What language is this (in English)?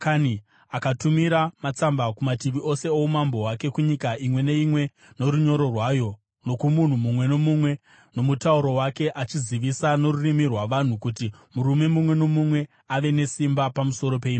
Shona